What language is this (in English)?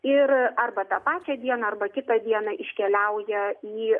Lithuanian